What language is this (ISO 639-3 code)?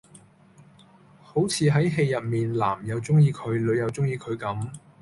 yue